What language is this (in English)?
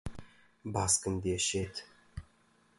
Central Kurdish